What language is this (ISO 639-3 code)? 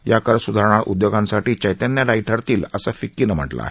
mar